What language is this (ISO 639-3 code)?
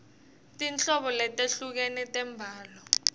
ssw